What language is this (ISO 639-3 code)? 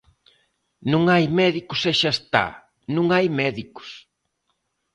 glg